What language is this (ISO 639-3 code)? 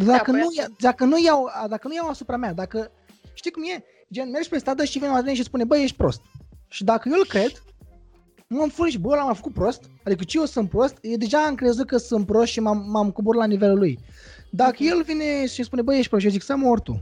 ron